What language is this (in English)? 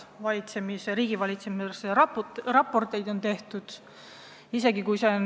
Estonian